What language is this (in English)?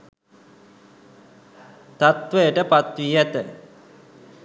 Sinhala